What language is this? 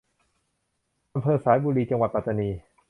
Thai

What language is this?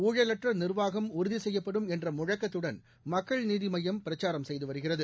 Tamil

